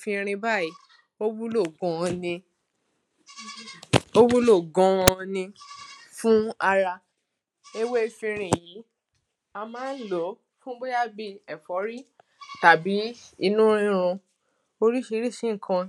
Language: Yoruba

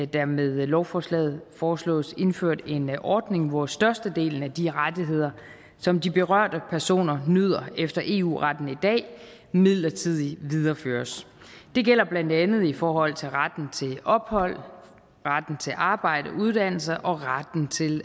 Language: Danish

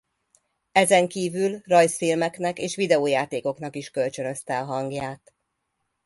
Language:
Hungarian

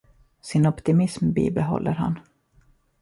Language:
Swedish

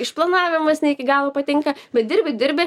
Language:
Lithuanian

